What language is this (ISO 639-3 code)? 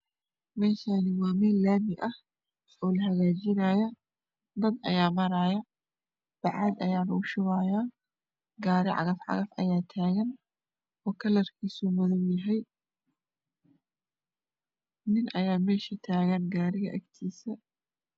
som